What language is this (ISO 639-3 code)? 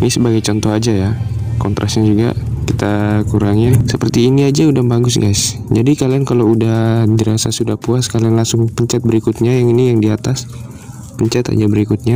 ind